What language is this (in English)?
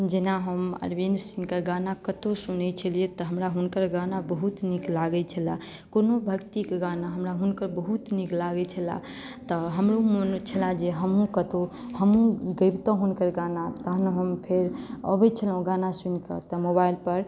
Maithili